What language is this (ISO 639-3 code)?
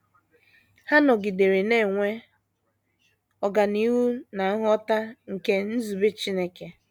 ibo